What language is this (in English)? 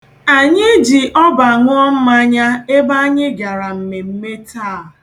Igbo